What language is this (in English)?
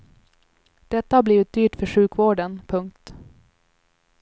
Swedish